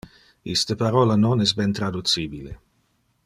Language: Interlingua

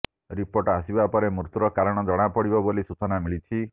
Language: Odia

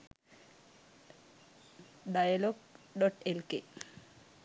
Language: Sinhala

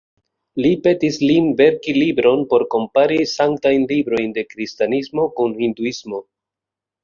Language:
Esperanto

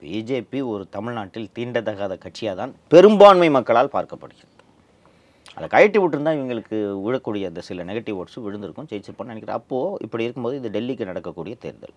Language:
Tamil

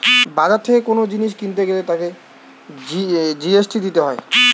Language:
Bangla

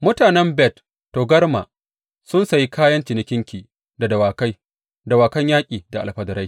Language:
Hausa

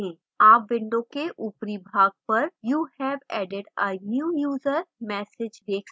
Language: Hindi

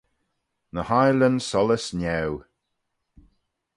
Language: Manx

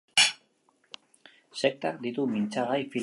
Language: Basque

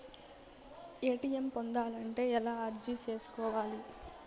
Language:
Telugu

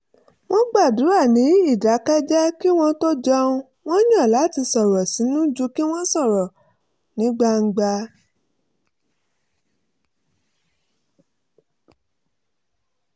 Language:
Yoruba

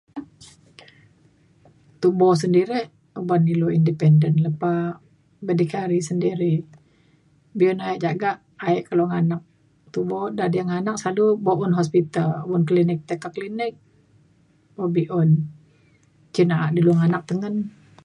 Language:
Mainstream Kenyah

